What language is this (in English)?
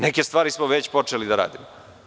Serbian